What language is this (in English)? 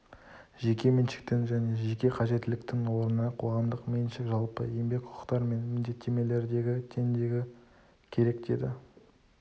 Kazakh